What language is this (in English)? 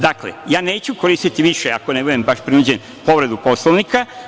Serbian